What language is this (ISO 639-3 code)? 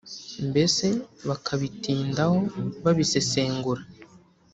kin